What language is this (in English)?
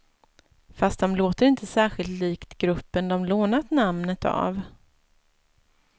Swedish